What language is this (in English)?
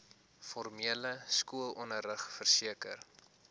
Afrikaans